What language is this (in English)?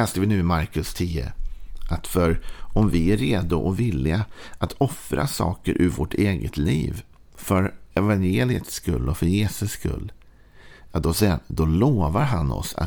Swedish